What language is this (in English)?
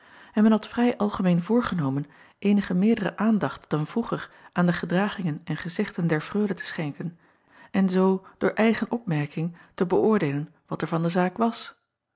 Dutch